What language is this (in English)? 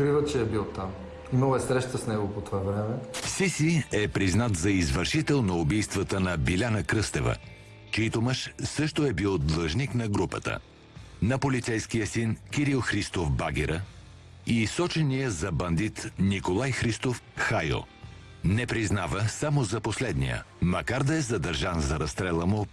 Bulgarian